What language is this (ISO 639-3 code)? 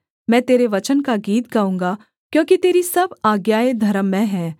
hin